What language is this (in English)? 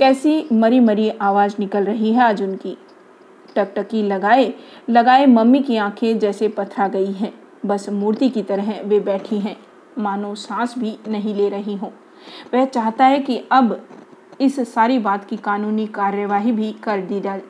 Hindi